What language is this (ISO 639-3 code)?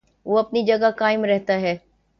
urd